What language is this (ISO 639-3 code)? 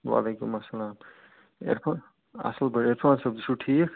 kas